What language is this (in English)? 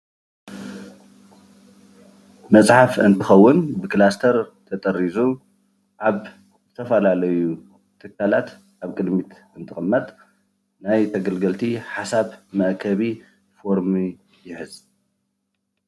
Tigrinya